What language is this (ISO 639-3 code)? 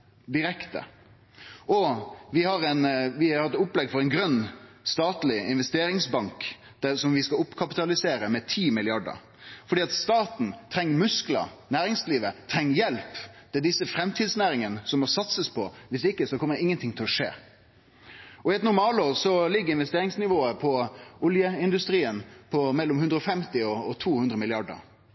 nno